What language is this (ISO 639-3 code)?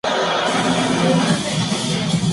spa